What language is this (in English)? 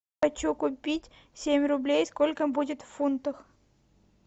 Russian